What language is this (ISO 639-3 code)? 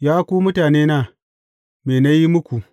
hau